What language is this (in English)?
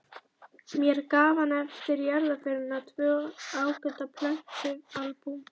Icelandic